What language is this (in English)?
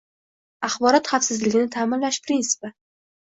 Uzbek